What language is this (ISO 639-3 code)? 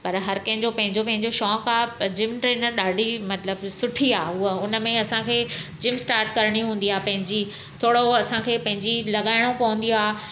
snd